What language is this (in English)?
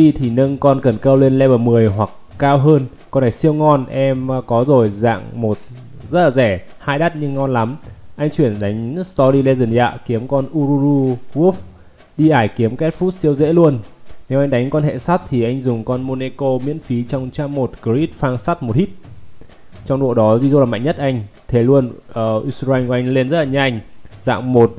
Vietnamese